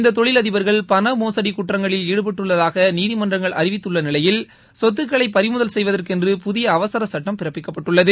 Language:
Tamil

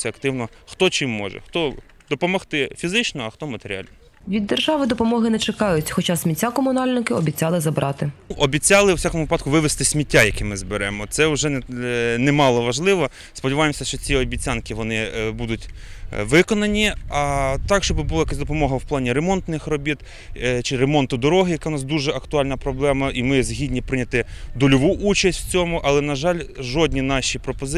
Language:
Ukrainian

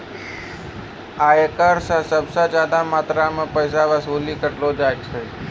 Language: Maithili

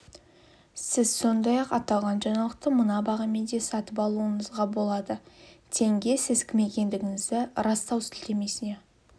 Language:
Kazakh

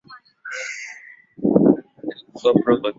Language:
Swahili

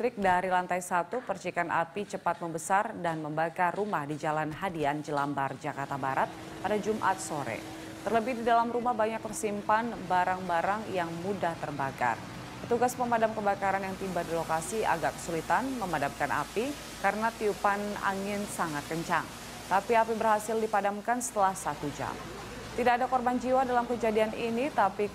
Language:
Indonesian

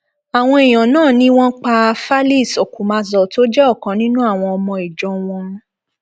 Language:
Yoruba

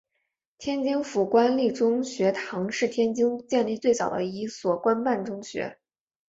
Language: Chinese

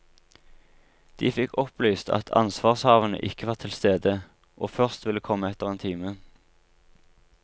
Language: Norwegian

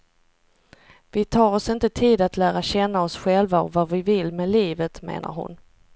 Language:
Swedish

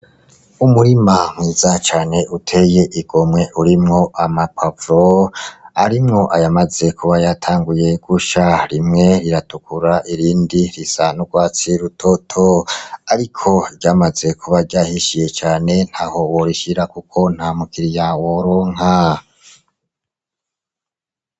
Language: Rundi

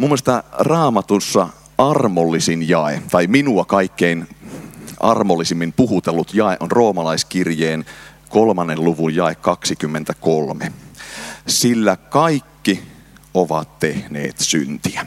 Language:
Finnish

